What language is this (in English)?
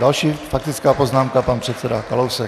Czech